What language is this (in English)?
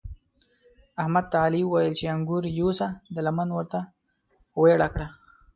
Pashto